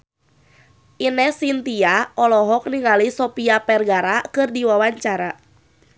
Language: Sundanese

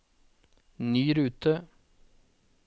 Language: Norwegian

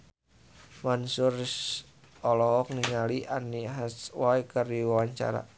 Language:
Sundanese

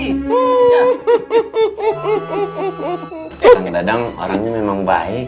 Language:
Indonesian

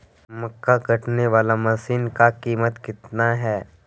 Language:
Magahi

